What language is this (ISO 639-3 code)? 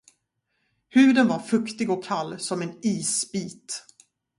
swe